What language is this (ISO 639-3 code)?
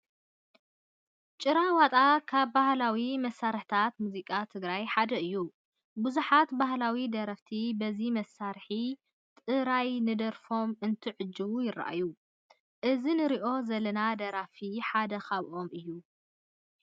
tir